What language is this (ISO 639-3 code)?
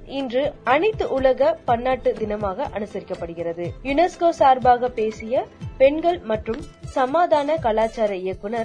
tam